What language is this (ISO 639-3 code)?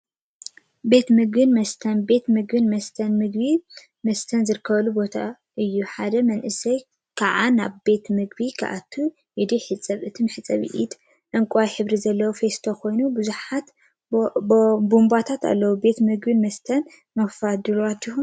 tir